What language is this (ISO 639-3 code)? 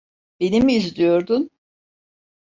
tur